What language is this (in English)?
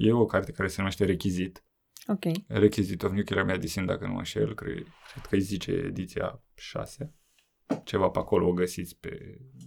Romanian